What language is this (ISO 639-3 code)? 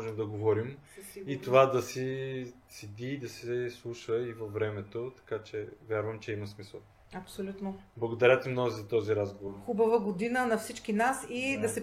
bul